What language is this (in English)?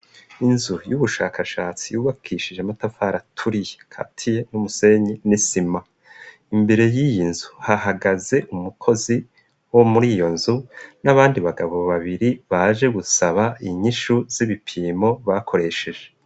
Rundi